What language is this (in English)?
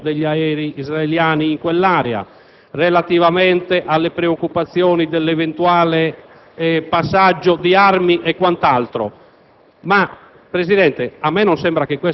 Italian